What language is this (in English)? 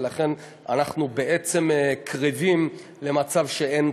Hebrew